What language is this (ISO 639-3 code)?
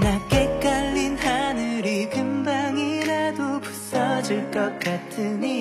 zho